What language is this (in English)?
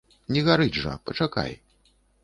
Belarusian